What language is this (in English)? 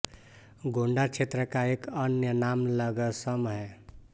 Hindi